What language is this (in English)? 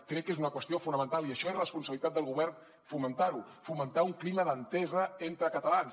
Catalan